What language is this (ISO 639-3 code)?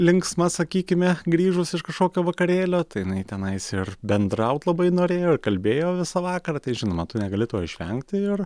lit